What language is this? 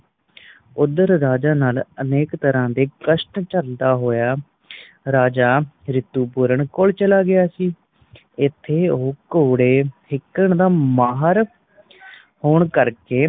Punjabi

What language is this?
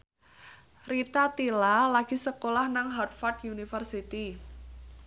Javanese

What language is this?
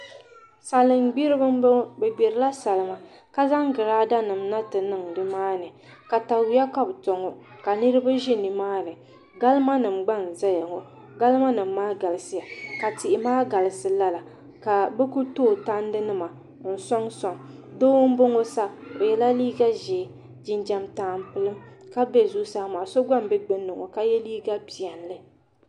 Dagbani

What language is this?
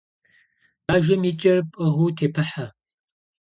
Kabardian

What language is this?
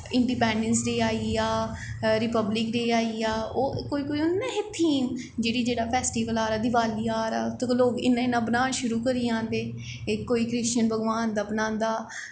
Dogri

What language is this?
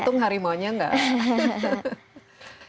Indonesian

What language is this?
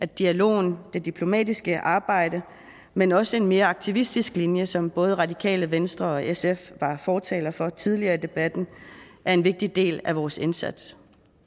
Danish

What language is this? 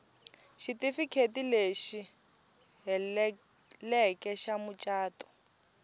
Tsonga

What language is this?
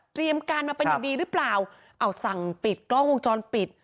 Thai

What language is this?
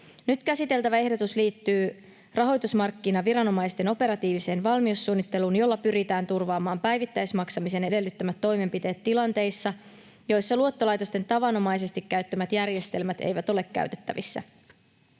Finnish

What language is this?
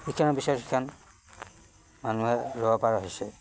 Assamese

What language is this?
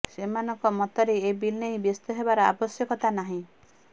Odia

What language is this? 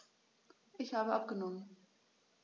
German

